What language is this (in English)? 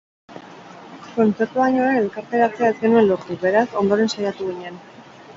Basque